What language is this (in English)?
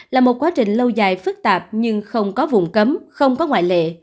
Vietnamese